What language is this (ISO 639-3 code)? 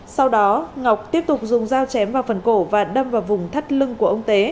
vie